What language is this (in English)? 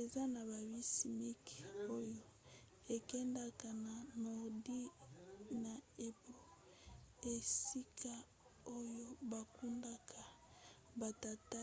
Lingala